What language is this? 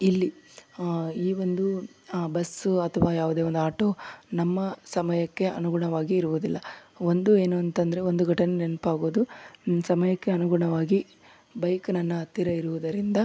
Kannada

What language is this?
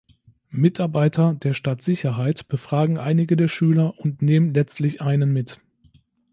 German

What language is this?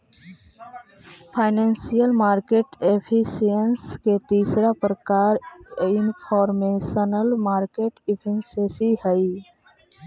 Magahi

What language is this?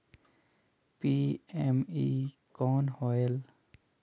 Chhattisgarhi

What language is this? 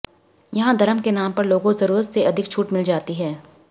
Hindi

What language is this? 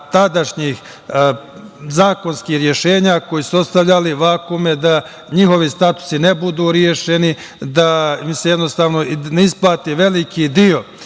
Serbian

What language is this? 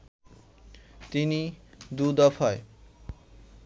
Bangla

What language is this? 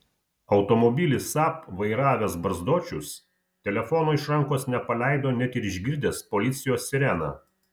Lithuanian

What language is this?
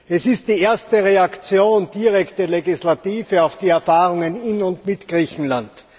German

